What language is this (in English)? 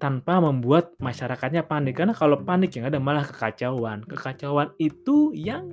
Indonesian